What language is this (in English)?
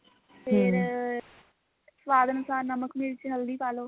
Punjabi